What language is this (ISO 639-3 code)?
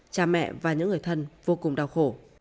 vie